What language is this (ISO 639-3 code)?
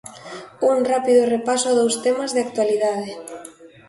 glg